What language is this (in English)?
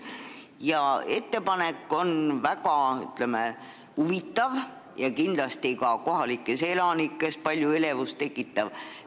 Estonian